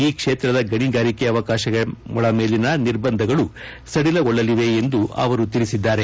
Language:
Kannada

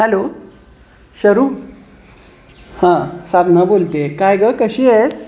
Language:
Marathi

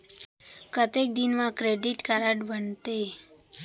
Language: Chhattisgarhi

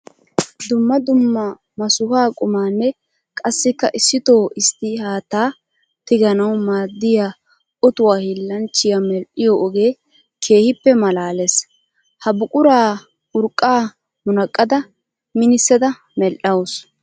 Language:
Wolaytta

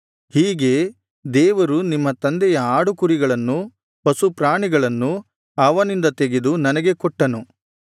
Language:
Kannada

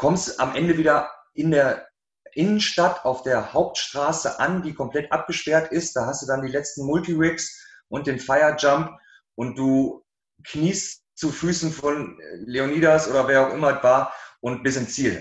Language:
German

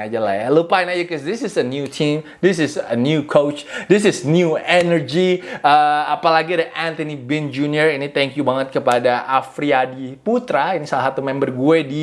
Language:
Indonesian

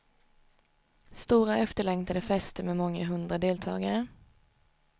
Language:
Swedish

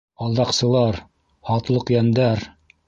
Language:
Bashkir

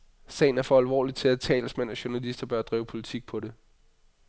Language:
Danish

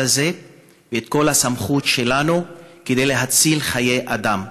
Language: Hebrew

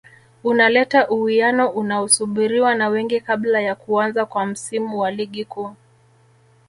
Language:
Swahili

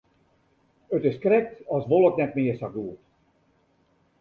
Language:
Western Frisian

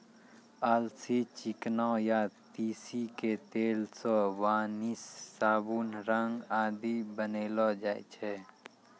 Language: Maithili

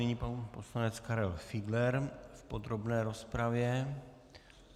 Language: Czech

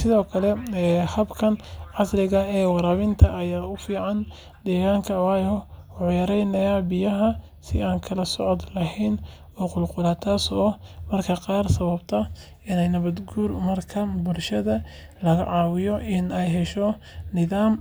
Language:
Somali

